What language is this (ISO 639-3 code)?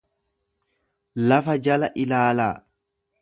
orm